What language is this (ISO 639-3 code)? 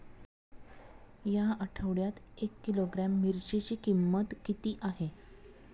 mar